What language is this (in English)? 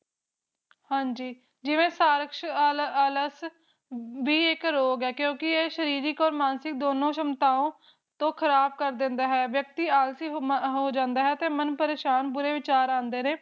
Punjabi